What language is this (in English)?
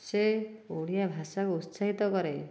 Odia